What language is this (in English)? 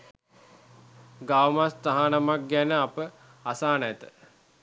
Sinhala